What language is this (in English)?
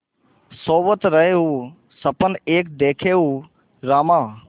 Hindi